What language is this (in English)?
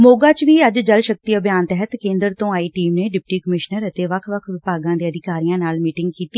Punjabi